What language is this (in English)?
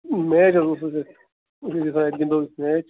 Kashmiri